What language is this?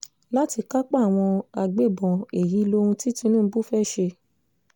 Yoruba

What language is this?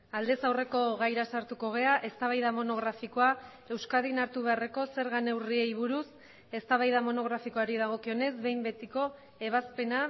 Basque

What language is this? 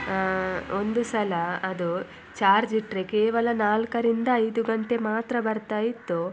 Kannada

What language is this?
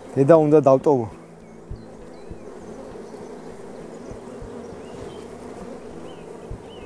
Arabic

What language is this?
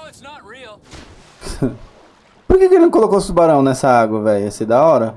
Portuguese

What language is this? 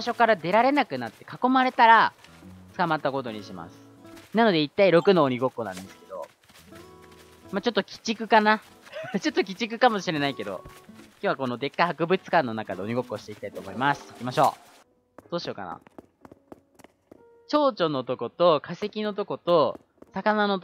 Japanese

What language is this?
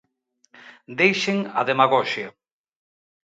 Galician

